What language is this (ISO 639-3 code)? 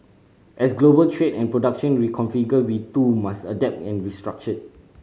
eng